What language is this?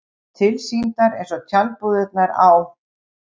Icelandic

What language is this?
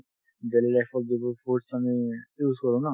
Assamese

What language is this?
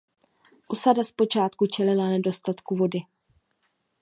Czech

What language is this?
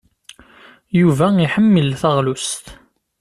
Kabyle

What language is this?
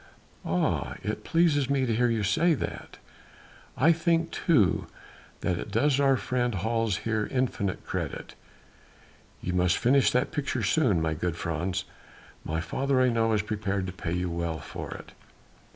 English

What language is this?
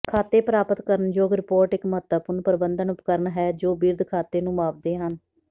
Punjabi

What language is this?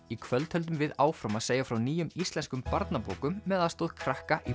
Icelandic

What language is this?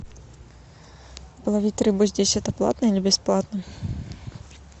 Russian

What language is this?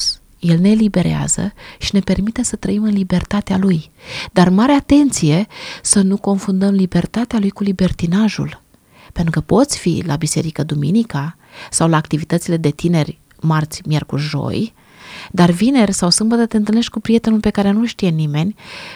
Romanian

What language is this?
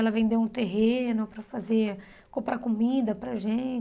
Portuguese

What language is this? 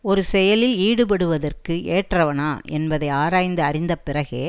Tamil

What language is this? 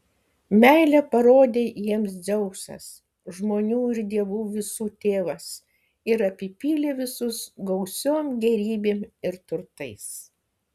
Lithuanian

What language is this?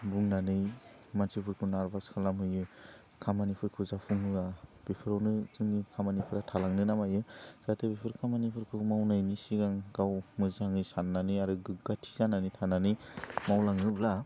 Bodo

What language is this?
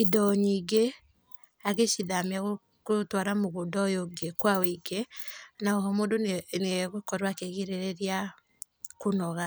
Kikuyu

